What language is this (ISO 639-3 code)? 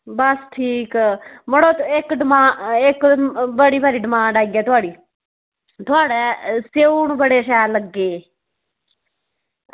doi